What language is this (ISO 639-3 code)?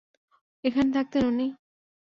ben